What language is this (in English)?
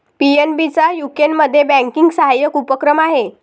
Marathi